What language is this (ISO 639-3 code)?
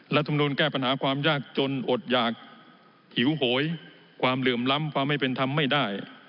tha